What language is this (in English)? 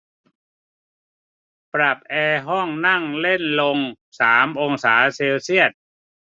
Thai